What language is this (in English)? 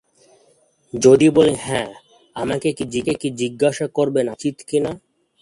Bangla